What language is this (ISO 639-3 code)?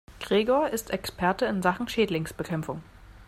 deu